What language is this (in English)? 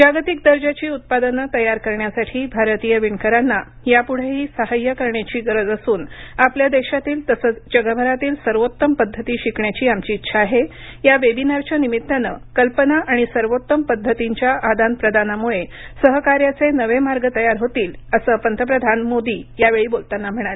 Marathi